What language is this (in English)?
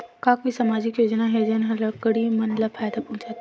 Chhattisgarhi